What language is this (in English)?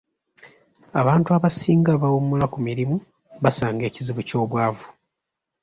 Ganda